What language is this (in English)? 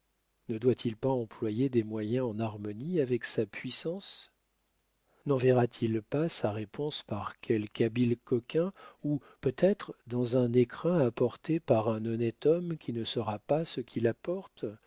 French